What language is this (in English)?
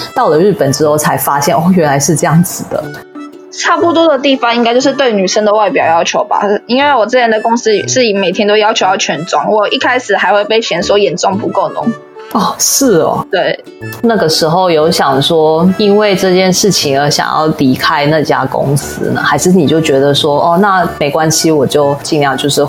Chinese